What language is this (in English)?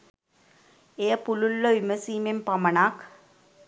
Sinhala